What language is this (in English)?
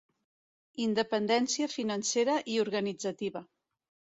Catalan